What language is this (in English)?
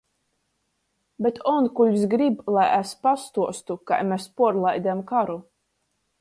Latgalian